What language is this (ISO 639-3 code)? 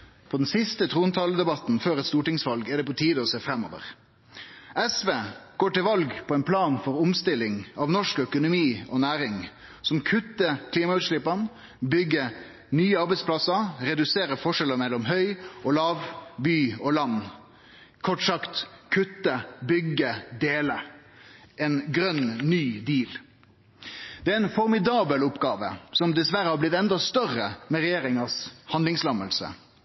nno